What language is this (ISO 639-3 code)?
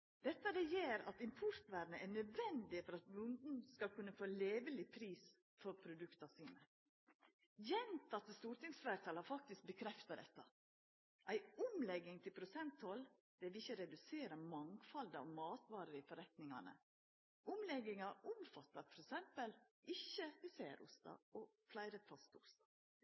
nno